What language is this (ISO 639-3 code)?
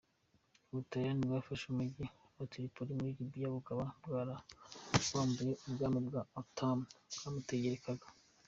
kin